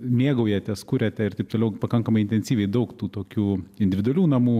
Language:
Lithuanian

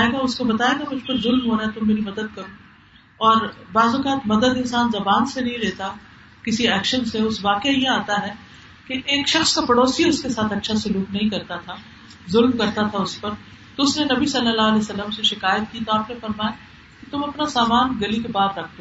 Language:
Urdu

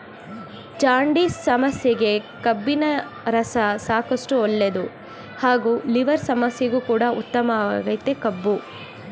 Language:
Kannada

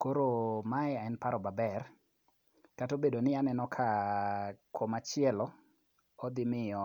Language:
Luo (Kenya and Tanzania)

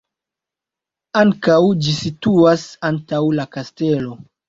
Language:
Esperanto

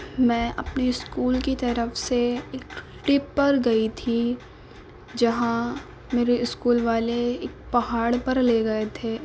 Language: Urdu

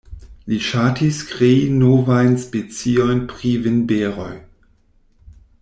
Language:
Esperanto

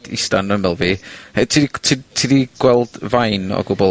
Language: Welsh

